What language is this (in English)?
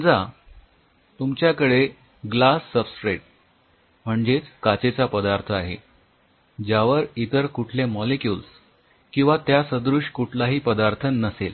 Marathi